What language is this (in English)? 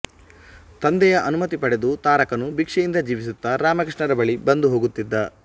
Kannada